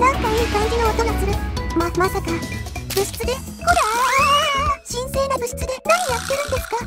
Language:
Japanese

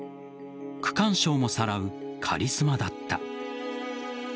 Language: Japanese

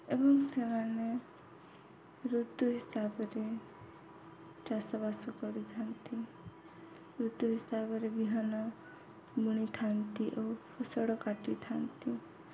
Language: Odia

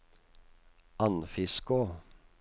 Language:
Norwegian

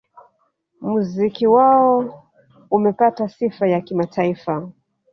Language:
Swahili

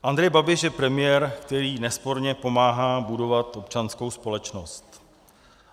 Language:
Czech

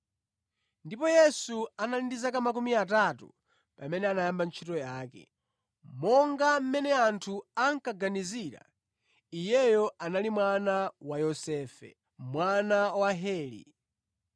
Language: Nyanja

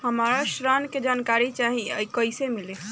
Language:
Bhojpuri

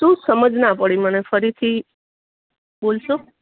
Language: Gujarati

